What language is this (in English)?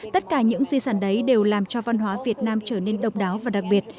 Vietnamese